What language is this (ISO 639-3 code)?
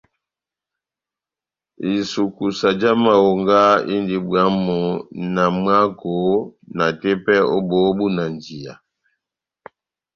bnm